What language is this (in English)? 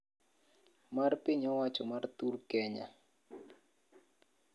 Luo (Kenya and Tanzania)